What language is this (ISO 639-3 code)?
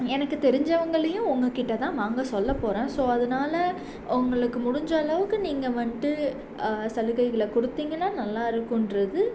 tam